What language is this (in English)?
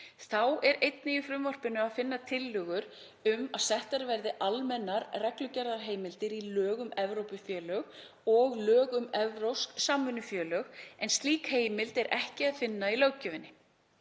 Icelandic